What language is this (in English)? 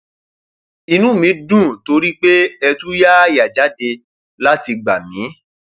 Yoruba